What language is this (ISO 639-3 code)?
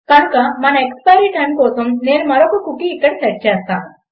tel